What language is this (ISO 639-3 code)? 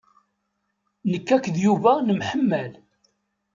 kab